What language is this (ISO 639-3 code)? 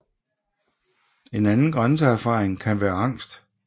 dan